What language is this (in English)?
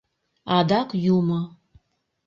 Mari